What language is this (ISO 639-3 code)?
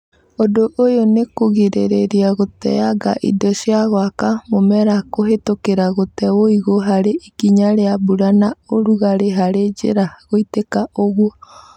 kik